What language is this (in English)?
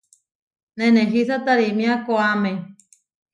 Huarijio